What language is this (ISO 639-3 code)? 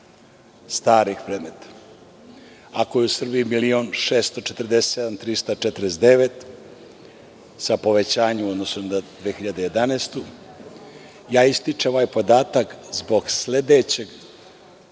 srp